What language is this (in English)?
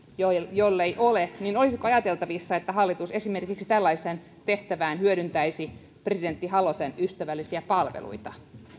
Finnish